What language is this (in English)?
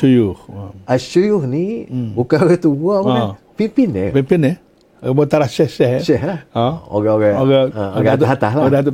Malay